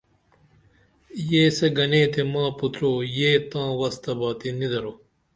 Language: Dameli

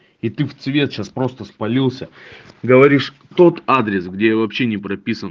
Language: Russian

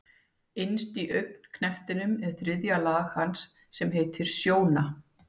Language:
Icelandic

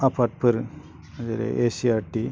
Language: Bodo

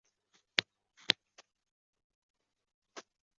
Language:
Chinese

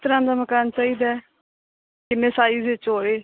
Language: Punjabi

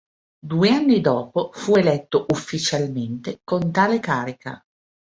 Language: Italian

